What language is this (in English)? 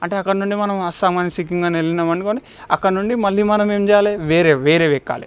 Telugu